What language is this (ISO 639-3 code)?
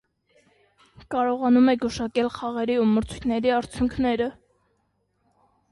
hye